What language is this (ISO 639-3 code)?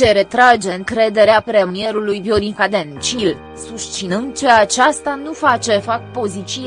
ron